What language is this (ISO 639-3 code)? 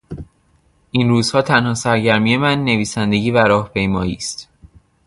fas